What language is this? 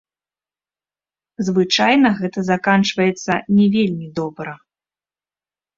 Belarusian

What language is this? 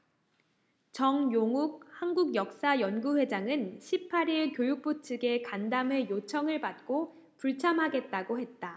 Korean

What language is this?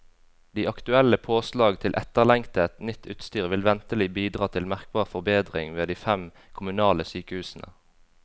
Norwegian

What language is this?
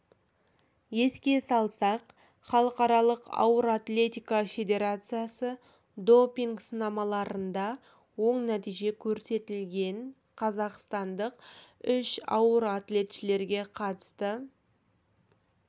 Kazakh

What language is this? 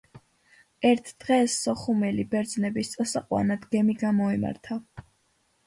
Georgian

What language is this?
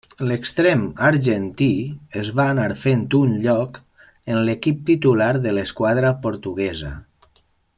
Catalan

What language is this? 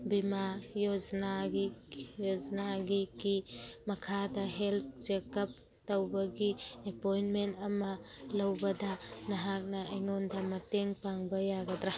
Manipuri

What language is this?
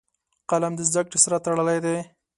Pashto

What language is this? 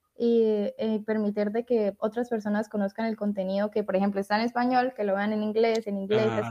Spanish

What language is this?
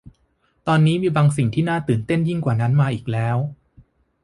Thai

